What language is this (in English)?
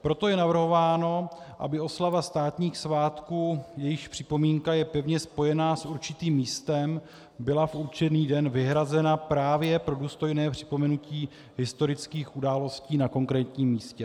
Czech